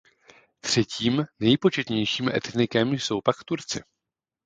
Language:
Czech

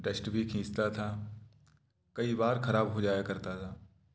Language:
Hindi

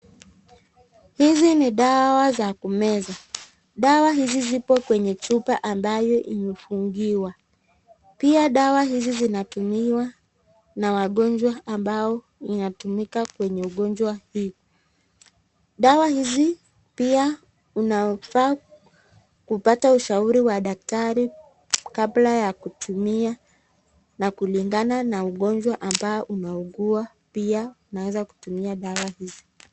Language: Swahili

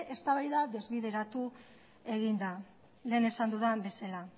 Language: Basque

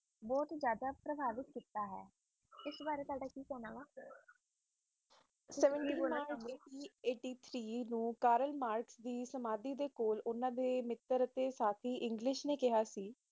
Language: Punjabi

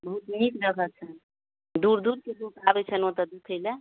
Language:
Maithili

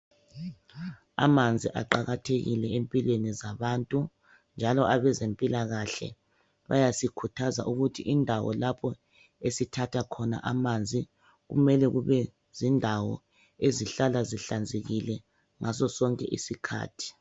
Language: North Ndebele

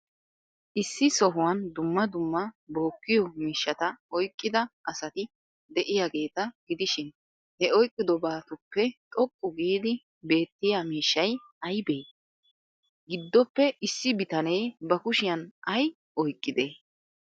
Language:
Wolaytta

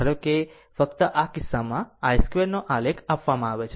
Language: Gujarati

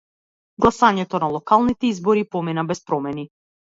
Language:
Macedonian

